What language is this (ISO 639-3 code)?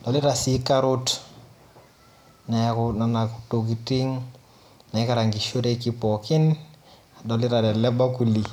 mas